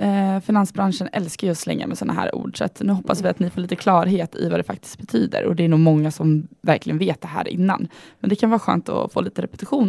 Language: Swedish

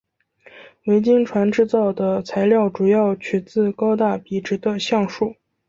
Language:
Chinese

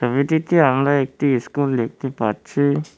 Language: Bangla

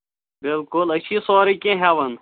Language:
Kashmiri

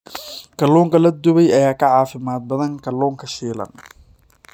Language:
Somali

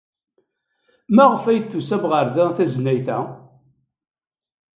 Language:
Kabyle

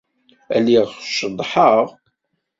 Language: Kabyle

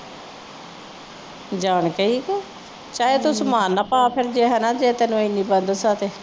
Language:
Punjabi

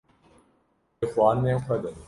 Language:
Kurdish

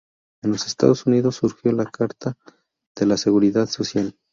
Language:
Spanish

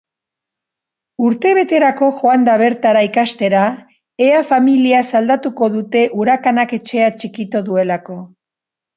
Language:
Basque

